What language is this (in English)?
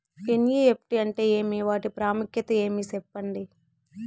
Telugu